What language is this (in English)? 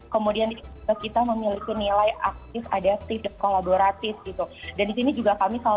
Indonesian